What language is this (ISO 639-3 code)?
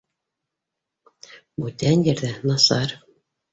bak